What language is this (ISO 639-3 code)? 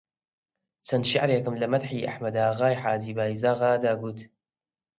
ckb